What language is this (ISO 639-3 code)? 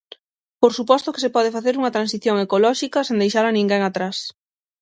glg